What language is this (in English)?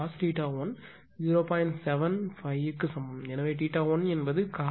Tamil